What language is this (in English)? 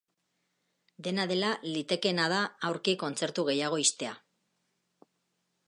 Basque